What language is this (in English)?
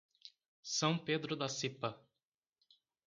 Portuguese